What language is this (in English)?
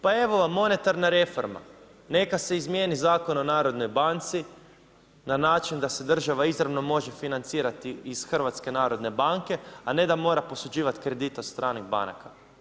Croatian